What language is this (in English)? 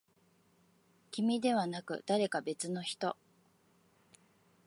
Japanese